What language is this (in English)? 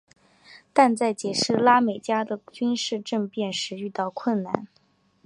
Chinese